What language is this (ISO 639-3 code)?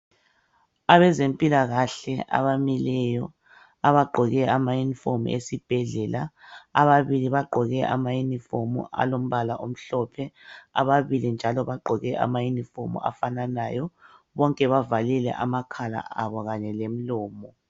nde